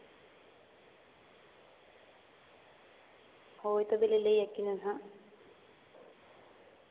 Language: Santali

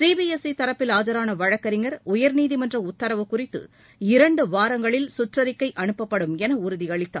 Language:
Tamil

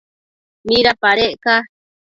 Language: Matsés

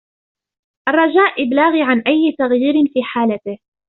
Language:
Arabic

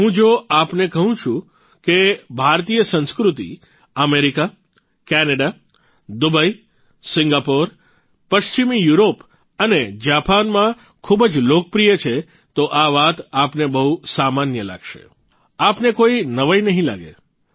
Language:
Gujarati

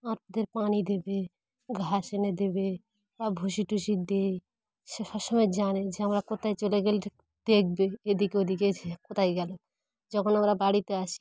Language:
Bangla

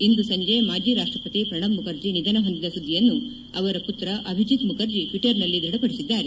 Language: Kannada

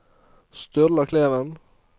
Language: Norwegian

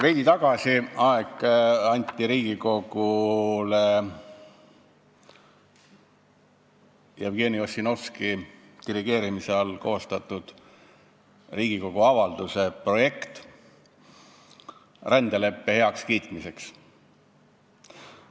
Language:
Estonian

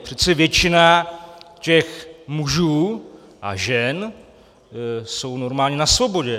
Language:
Czech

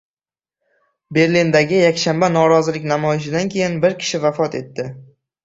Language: Uzbek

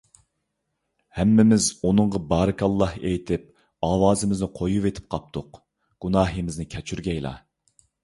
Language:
Uyghur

